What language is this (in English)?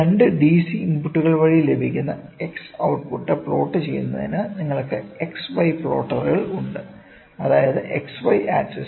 Malayalam